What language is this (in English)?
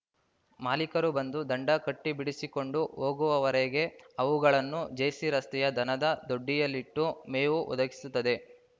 Kannada